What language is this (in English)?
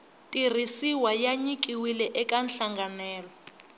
Tsonga